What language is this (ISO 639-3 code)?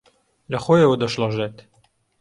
ckb